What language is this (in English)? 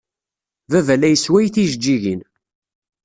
Kabyle